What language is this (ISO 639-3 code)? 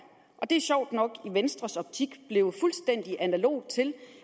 dan